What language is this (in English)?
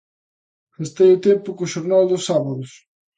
Galician